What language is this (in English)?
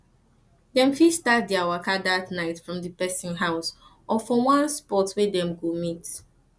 Nigerian Pidgin